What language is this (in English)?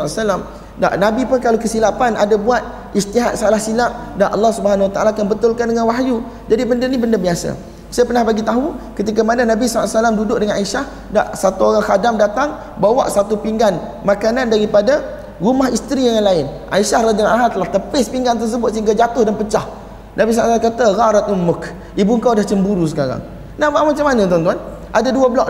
Malay